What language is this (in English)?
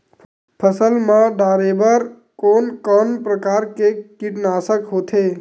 Chhattisgarhi